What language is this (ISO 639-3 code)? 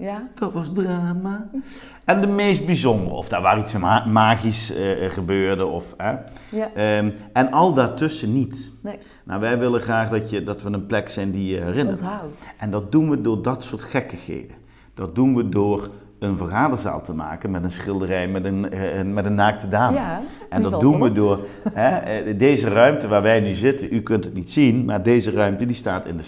nld